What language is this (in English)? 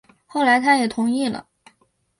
Chinese